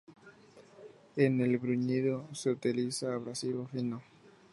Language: Spanish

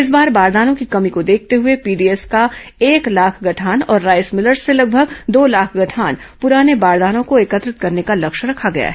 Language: Hindi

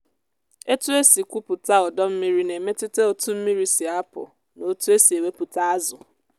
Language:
Igbo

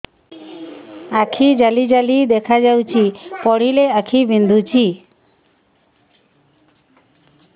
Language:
Odia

